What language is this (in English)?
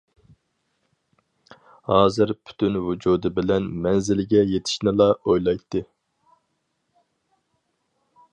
Uyghur